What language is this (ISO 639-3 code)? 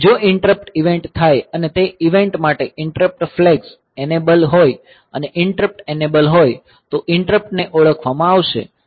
guj